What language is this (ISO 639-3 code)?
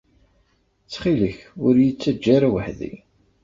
kab